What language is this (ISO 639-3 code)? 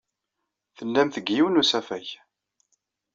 kab